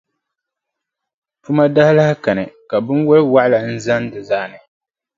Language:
Dagbani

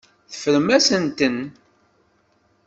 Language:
Kabyle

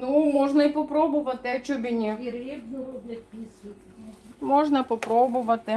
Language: Russian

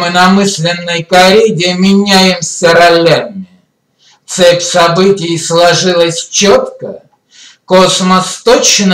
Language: Russian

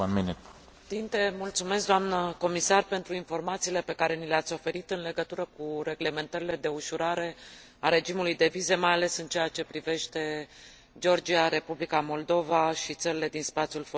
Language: Romanian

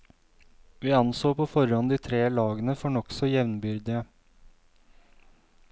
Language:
Norwegian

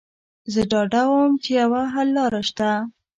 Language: Pashto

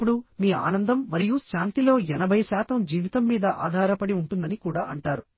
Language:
Telugu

